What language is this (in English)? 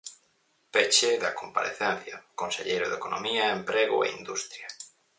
Galician